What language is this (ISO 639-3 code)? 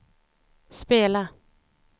swe